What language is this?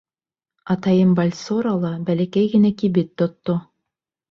Bashkir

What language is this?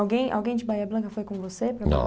Portuguese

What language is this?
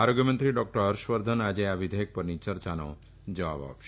Gujarati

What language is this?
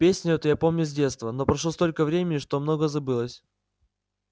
Russian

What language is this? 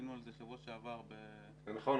Hebrew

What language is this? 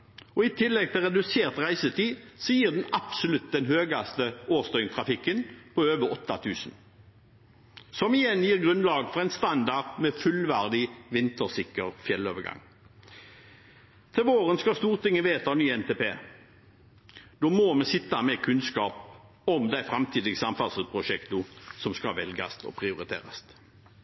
Norwegian Bokmål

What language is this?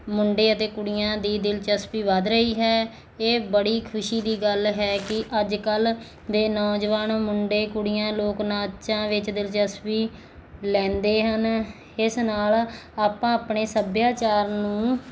Punjabi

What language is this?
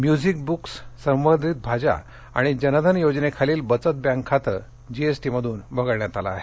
Marathi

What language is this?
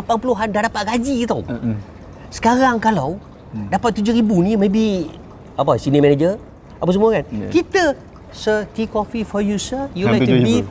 Malay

